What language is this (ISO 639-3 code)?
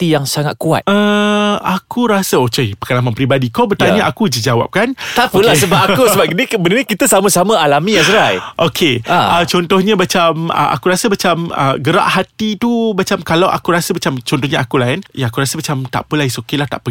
msa